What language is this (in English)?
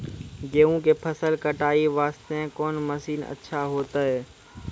Maithili